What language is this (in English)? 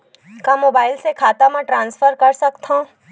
Chhattisgarhi